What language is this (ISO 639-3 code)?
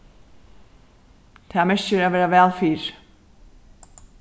fao